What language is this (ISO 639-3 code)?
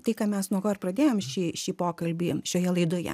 lit